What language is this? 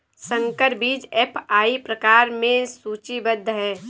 Hindi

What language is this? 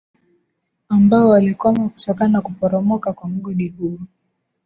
Swahili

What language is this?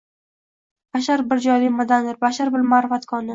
Uzbek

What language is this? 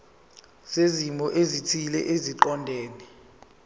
Zulu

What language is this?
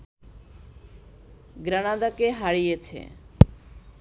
Bangla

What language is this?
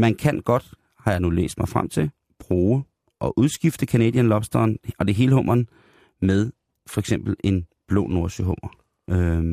Danish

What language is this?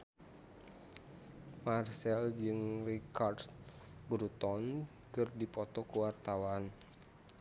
Sundanese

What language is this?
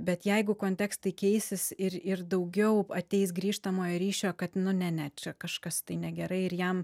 Lithuanian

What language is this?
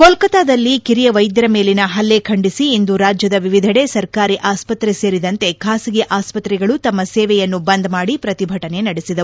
Kannada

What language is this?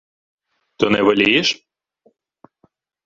Ukrainian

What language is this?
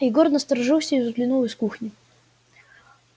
Russian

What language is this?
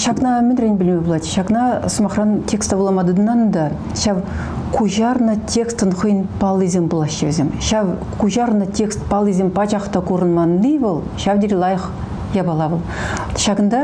Russian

